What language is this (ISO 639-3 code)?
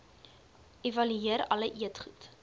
afr